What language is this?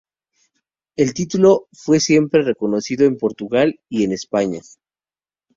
Spanish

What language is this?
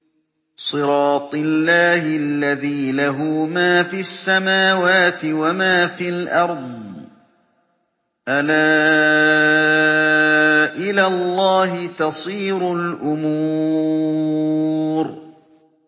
Arabic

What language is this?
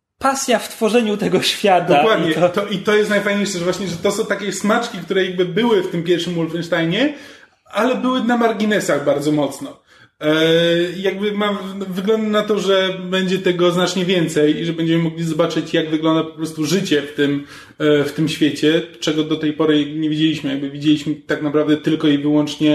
Polish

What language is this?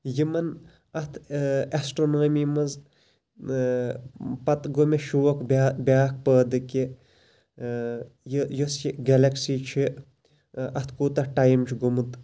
Kashmiri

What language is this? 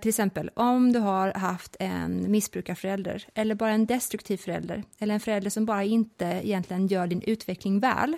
Swedish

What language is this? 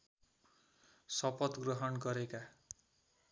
Nepali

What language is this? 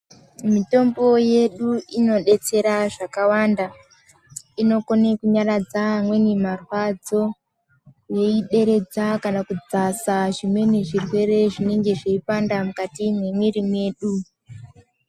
Ndau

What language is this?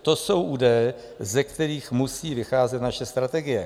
Czech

